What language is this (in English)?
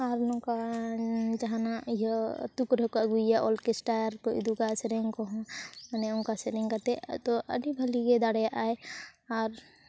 Santali